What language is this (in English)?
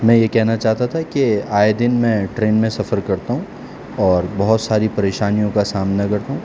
Urdu